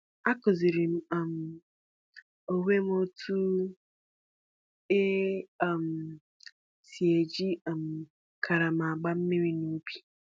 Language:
Igbo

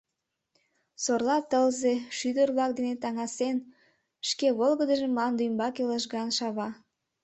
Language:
Mari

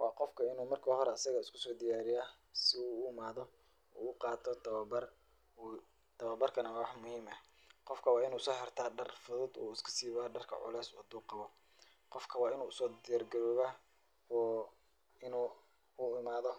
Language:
Somali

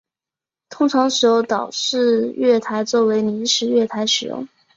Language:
Chinese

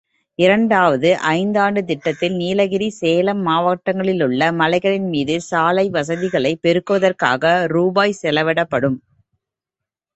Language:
Tamil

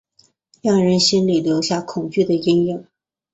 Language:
Chinese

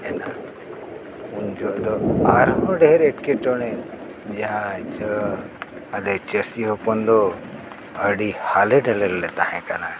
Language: Santali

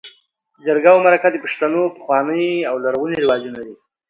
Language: Pashto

